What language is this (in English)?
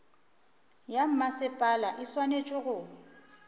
Northern Sotho